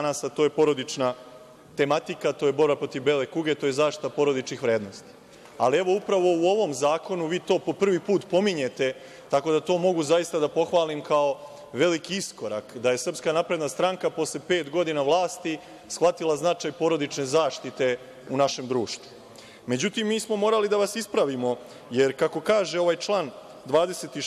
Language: Italian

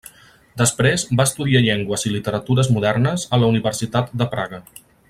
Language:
Catalan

